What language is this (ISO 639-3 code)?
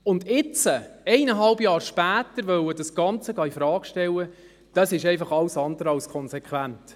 gsw